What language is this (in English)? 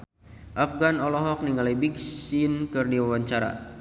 Sundanese